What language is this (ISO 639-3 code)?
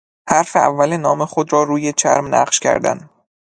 fas